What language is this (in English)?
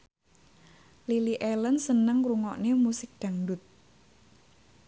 Javanese